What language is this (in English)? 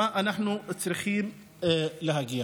Hebrew